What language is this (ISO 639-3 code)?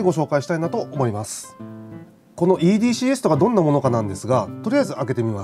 jpn